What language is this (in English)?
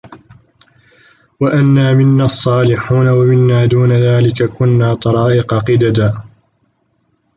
Arabic